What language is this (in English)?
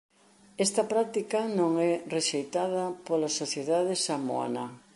Galician